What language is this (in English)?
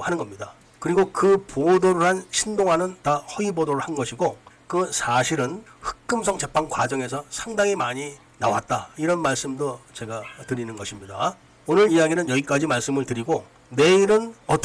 Korean